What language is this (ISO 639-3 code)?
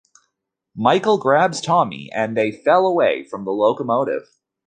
eng